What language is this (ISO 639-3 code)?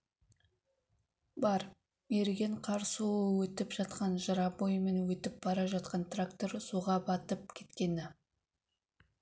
kaz